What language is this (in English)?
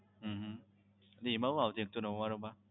Gujarati